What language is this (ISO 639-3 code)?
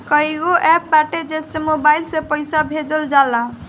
bho